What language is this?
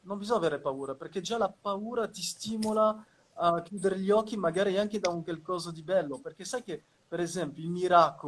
Italian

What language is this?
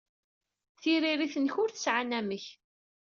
Kabyle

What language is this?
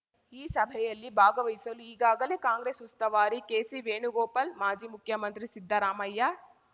Kannada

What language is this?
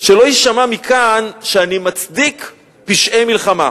Hebrew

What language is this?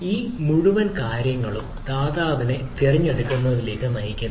Malayalam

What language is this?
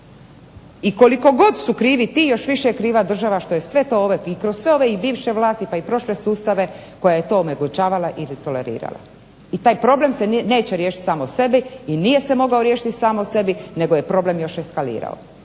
Croatian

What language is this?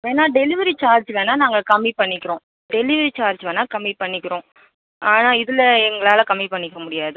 Tamil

